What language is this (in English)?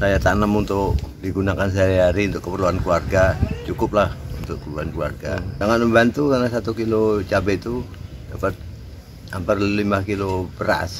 Indonesian